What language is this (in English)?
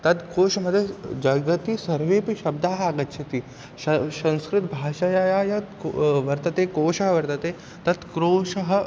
Sanskrit